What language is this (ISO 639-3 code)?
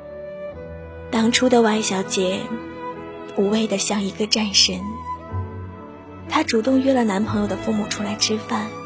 zho